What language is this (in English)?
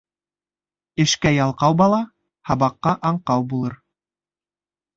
Bashkir